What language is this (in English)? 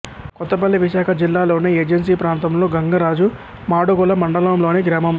Telugu